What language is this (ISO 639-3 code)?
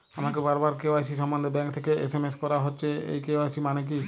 ben